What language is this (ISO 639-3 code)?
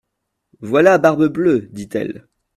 fra